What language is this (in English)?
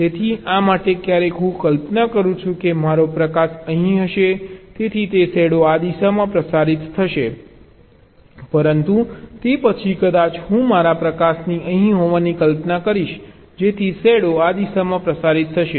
Gujarati